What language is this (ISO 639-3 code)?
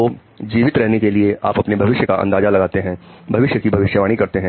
hin